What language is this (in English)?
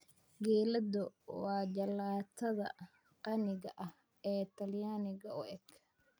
Somali